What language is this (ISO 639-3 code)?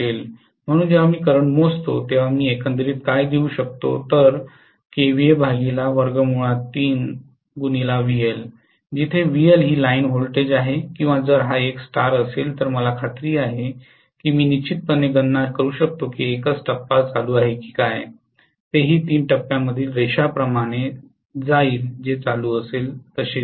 mar